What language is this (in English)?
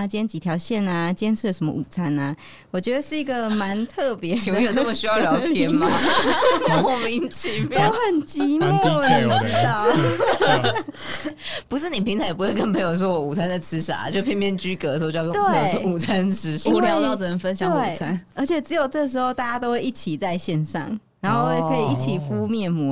Chinese